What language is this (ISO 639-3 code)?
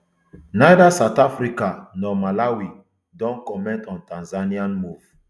pcm